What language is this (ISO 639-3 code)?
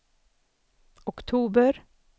swe